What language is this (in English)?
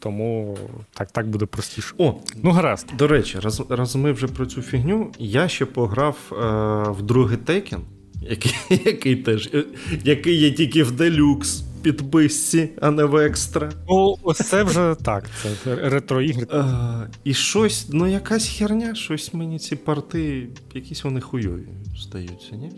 Ukrainian